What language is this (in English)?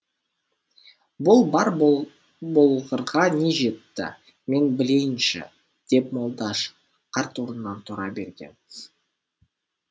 Kazakh